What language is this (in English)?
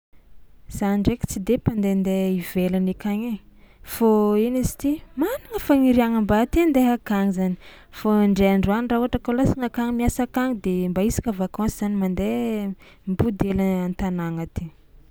Tsimihety Malagasy